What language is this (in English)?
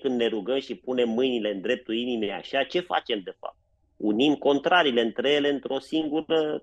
Romanian